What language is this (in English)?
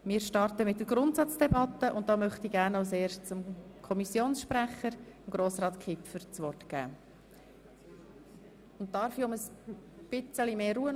Swiss German